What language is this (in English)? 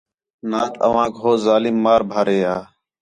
Khetrani